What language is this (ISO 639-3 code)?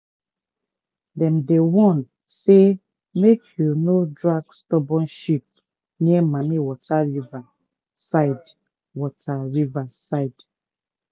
pcm